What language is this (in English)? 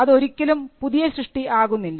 Malayalam